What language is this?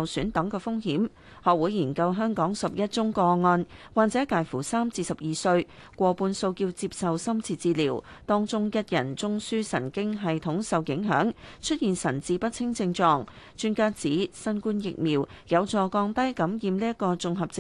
Chinese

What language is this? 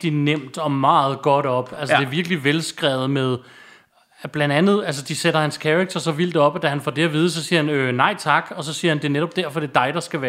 Danish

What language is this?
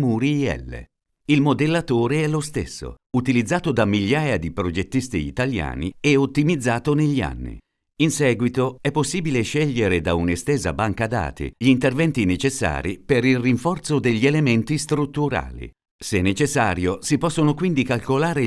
Italian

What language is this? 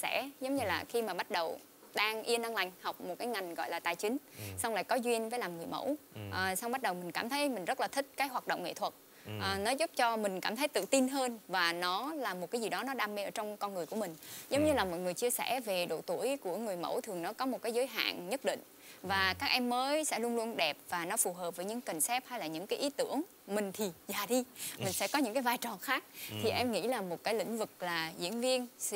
Vietnamese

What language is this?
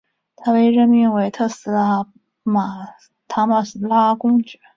Chinese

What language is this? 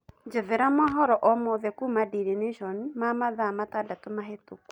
Kikuyu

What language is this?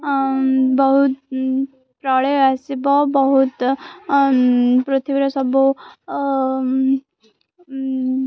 Odia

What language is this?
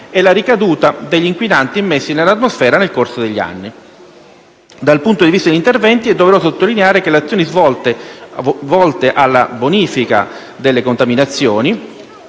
Italian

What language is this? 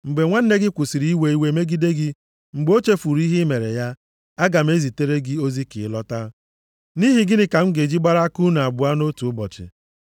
Igbo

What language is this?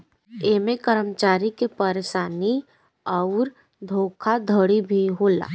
Bhojpuri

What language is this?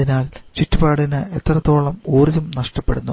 Malayalam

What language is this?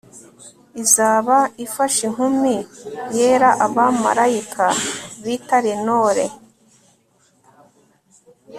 Kinyarwanda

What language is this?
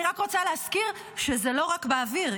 Hebrew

